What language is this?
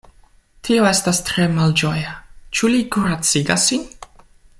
Esperanto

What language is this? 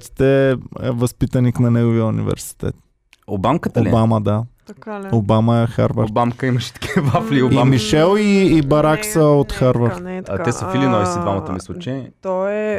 Bulgarian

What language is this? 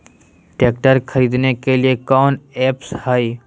Magahi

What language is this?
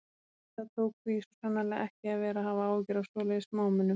Icelandic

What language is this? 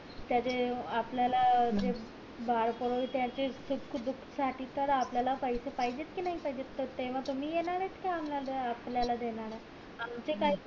Marathi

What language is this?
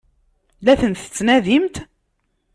Kabyle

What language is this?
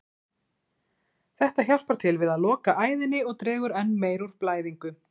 Icelandic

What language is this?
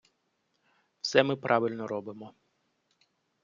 Ukrainian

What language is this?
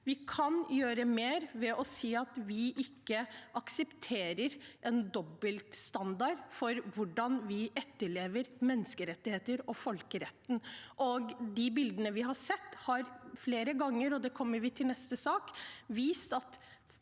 Norwegian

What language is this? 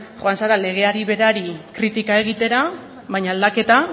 Basque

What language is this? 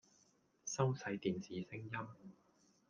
Cantonese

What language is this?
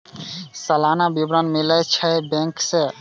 Maithili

